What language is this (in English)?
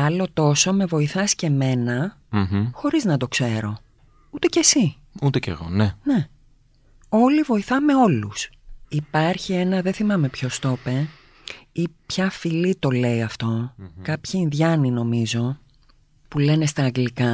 Greek